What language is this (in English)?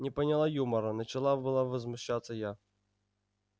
Russian